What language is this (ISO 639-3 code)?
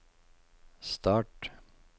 nor